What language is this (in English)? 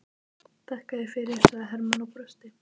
Icelandic